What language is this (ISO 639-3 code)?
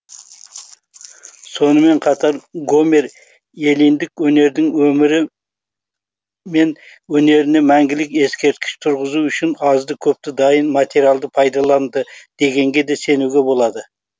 kaz